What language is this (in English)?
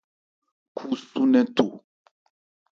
Ebrié